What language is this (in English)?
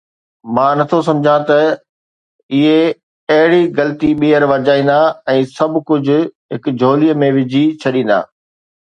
Sindhi